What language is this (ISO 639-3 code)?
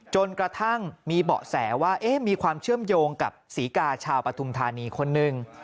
tha